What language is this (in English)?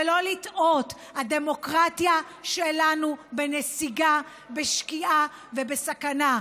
Hebrew